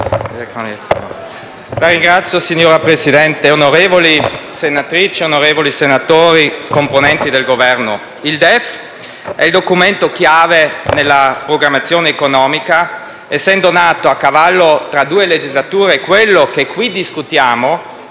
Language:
Italian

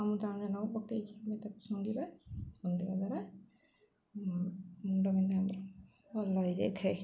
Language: Odia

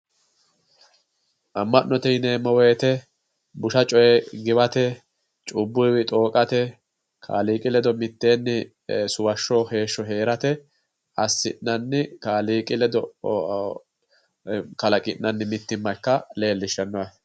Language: Sidamo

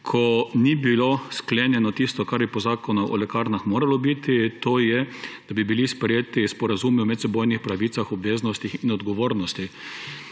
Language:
Slovenian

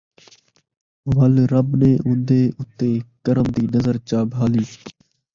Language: Saraiki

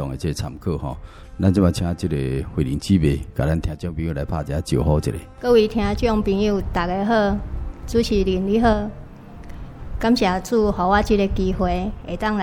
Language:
Chinese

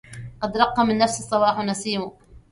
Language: Arabic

